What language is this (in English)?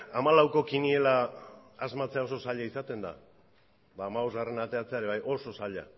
Basque